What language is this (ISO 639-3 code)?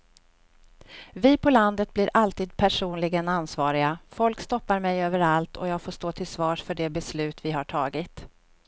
swe